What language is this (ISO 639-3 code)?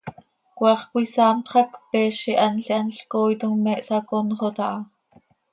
sei